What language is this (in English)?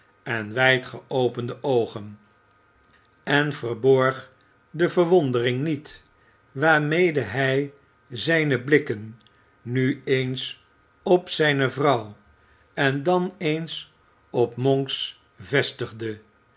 Dutch